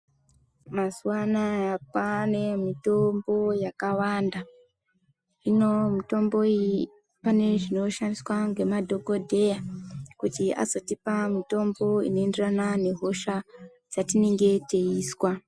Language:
Ndau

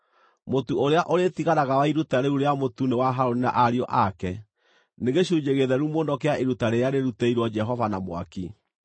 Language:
Kikuyu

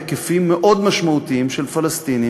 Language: Hebrew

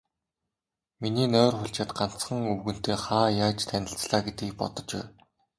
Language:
Mongolian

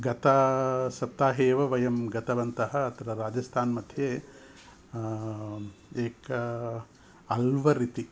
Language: Sanskrit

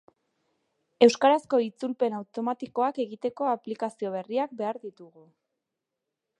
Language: Basque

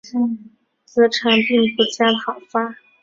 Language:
Chinese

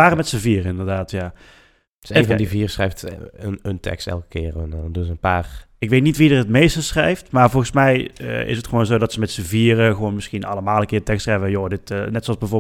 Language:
Dutch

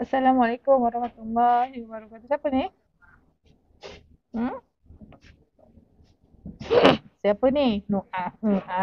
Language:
Malay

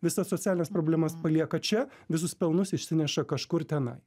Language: Lithuanian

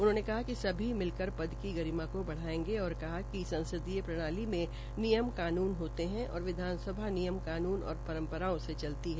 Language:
Hindi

